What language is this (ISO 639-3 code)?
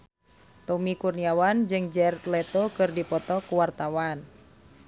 sun